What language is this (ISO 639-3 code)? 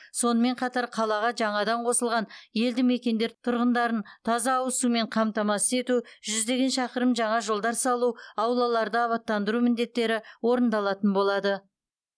kaz